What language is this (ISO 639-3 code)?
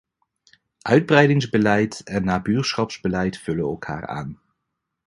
nld